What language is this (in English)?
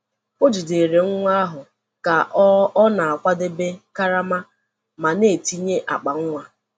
Igbo